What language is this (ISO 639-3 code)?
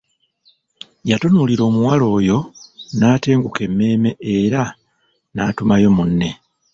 lug